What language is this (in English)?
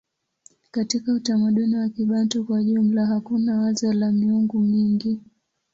Swahili